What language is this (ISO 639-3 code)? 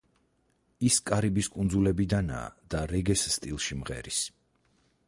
kat